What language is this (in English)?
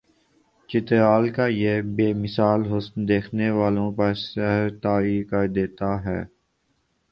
Urdu